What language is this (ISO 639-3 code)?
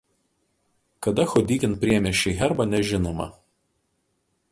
lit